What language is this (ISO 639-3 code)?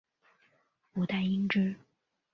zho